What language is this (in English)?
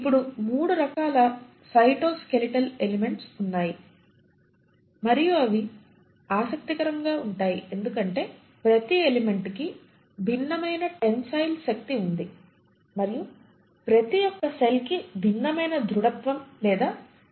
Telugu